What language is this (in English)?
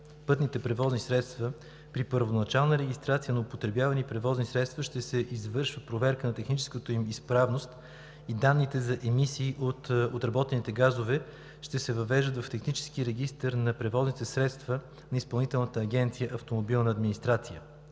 Bulgarian